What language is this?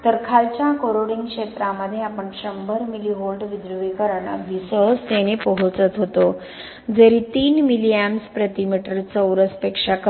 Marathi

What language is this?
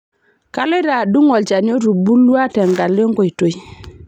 Masai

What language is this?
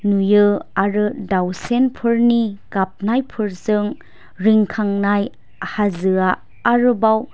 Bodo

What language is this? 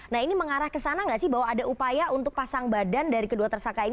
Indonesian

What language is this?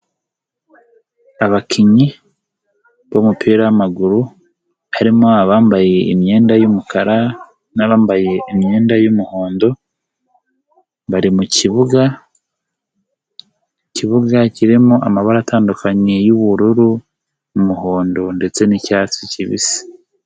Kinyarwanda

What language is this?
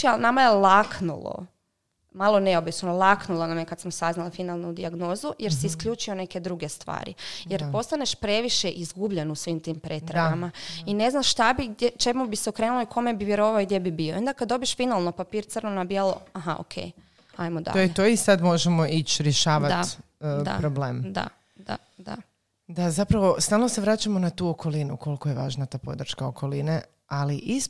Croatian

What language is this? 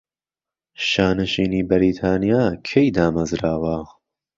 Central Kurdish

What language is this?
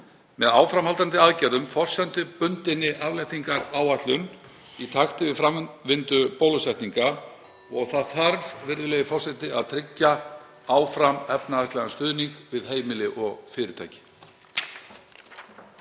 Icelandic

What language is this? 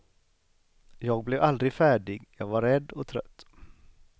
Swedish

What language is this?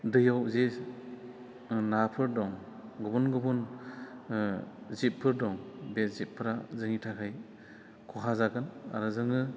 Bodo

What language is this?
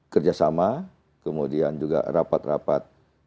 Indonesian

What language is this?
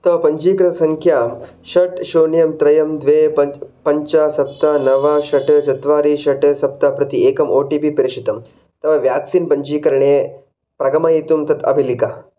Sanskrit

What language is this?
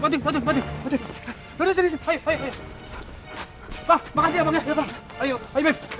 Indonesian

